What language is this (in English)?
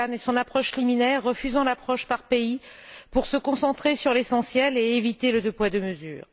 French